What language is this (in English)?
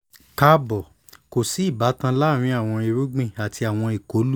Yoruba